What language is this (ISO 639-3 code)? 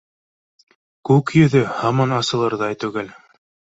bak